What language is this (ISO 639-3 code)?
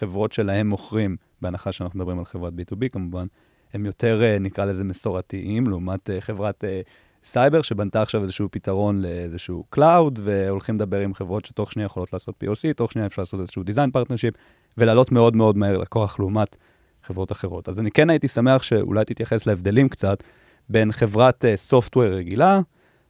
heb